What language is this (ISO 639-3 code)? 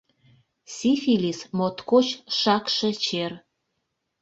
chm